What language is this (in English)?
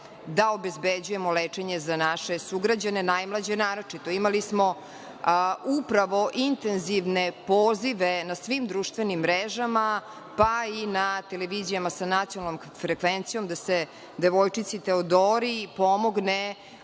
Serbian